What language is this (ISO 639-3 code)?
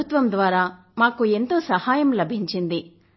tel